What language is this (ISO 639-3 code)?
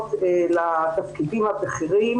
heb